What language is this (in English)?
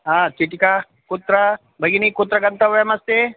Sanskrit